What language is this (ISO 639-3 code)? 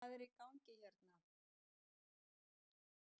isl